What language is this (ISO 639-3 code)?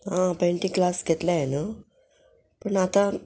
kok